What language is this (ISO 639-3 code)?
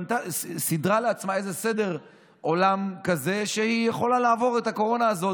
heb